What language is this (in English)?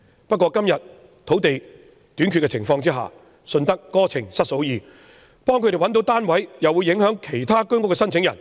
Cantonese